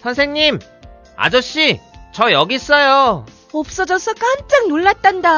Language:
Korean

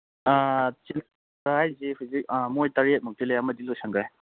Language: Manipuri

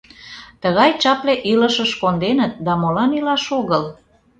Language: Mari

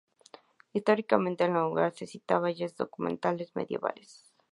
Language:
Spanish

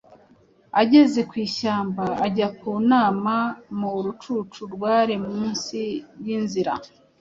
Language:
Kinyarwanda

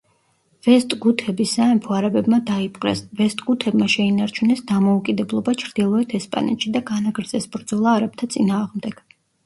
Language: Georgian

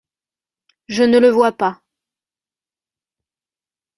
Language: French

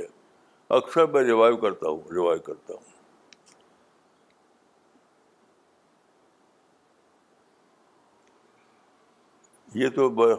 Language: Urdu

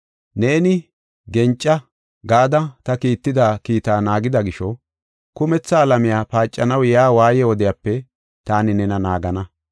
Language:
Gofa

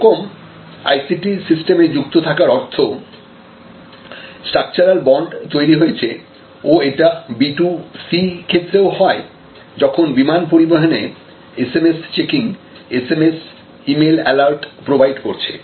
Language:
Bangla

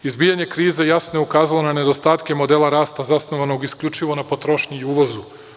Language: Serbian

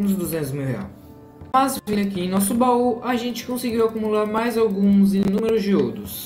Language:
Portuguese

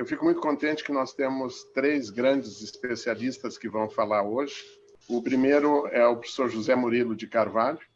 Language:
Portuguese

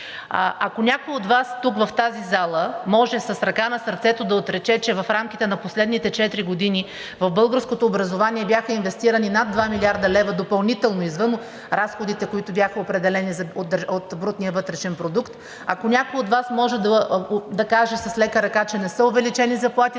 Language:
Bulgarian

